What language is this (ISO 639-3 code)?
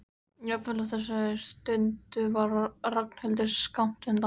isl